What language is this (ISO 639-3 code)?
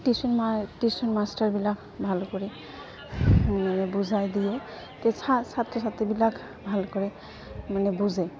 asm